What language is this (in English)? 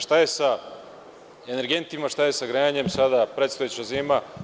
Serbian